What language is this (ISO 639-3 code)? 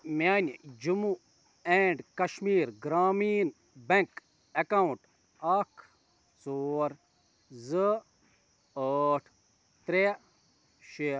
kas